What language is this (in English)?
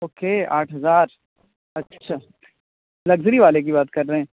Urdu